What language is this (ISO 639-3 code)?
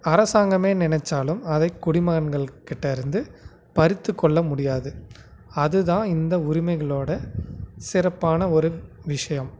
tam